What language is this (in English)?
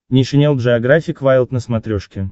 Russian